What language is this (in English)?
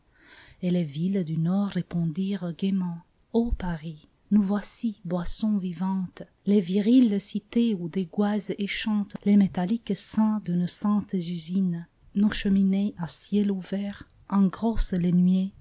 French